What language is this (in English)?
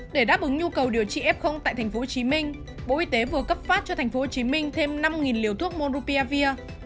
Vietnamese